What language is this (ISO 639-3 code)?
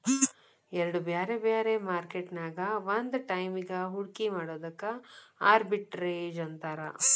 kan